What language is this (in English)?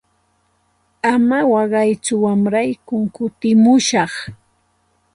Santa Ana de Tusi Pasco Quechua